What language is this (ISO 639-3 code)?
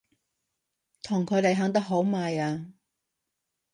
yue